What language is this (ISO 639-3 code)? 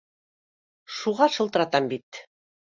bak